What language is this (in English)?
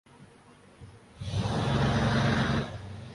Urdu